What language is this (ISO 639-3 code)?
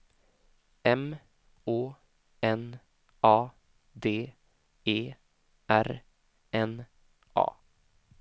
swe